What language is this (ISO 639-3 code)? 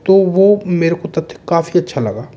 hin